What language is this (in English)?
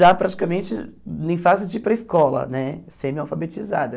Portuguese